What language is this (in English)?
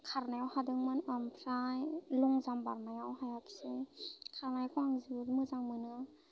Bodo